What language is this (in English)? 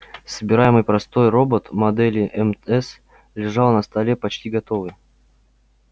Russian